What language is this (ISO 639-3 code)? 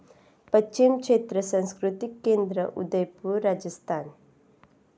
mar